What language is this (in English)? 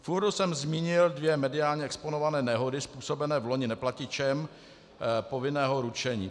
Czech